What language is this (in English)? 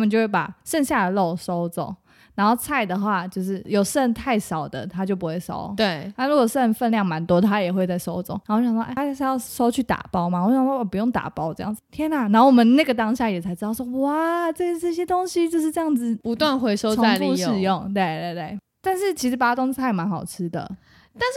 Chinese